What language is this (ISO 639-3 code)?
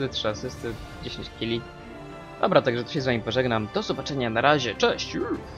pol